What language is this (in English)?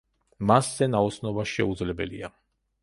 Georgian